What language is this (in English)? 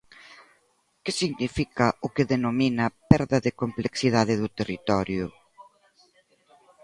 Galician